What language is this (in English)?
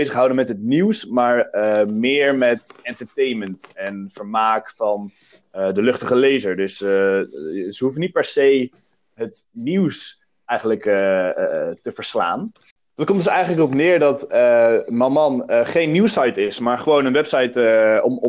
Dutch